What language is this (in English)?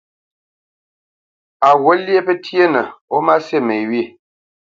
Bamenyam